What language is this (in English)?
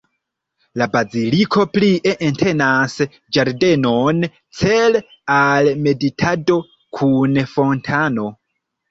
Esperanto